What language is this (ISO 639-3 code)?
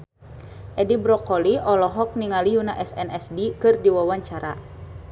sun